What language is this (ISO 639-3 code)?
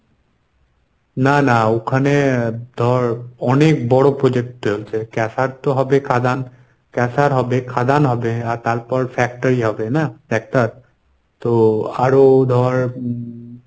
ben